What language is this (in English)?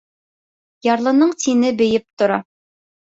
Bashkir